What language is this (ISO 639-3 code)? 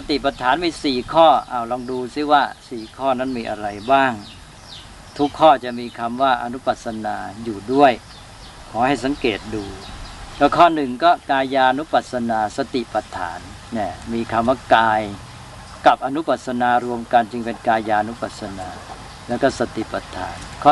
tha